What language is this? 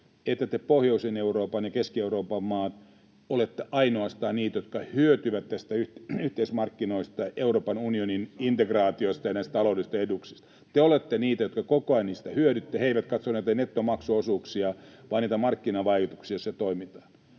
Finnish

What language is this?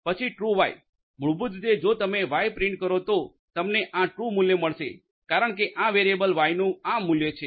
Gujarati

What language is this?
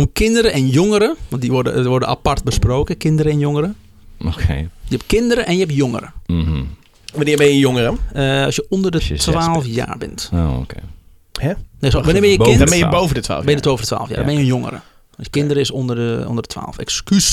Dutch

